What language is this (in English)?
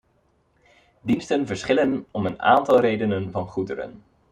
Dutch